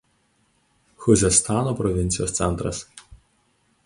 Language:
Lithuanian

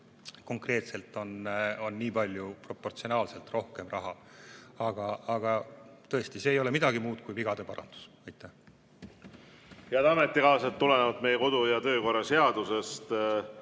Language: Estonian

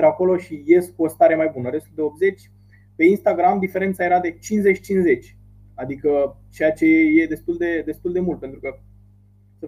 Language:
Romanian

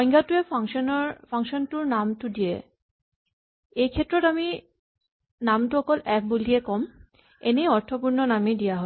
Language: Assamese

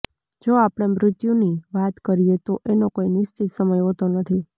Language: Gujarati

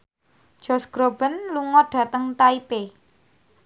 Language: Javanese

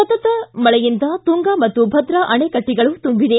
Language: Kannada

